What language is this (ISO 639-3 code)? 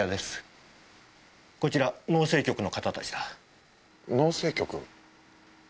jpn